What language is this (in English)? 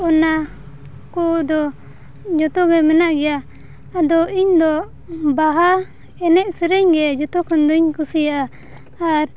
Santali